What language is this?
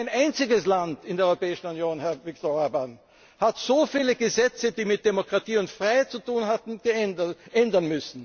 German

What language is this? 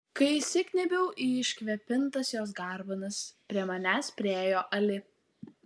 Lithuanian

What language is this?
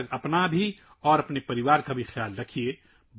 Urdu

